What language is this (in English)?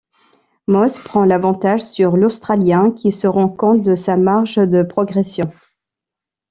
French